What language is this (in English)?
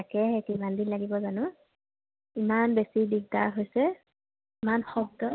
Assamese